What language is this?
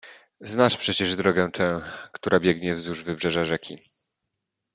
Polish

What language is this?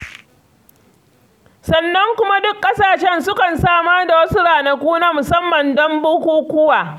Hausa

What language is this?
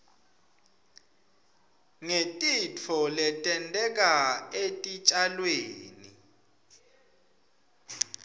Swati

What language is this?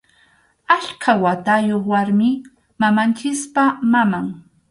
Arequipa-La Unión Quechua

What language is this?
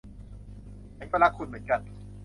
Thai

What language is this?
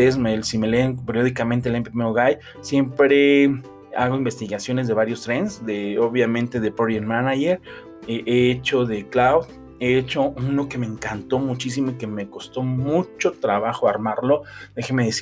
Spanish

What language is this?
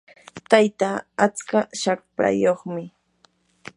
Yanahuanca Pasco Quechua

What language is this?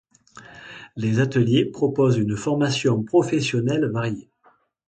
French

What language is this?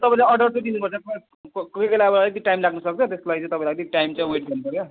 Nepali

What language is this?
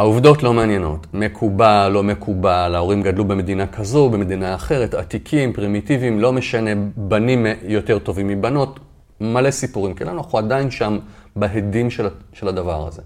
Hebrew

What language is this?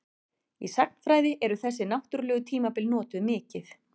Icelandic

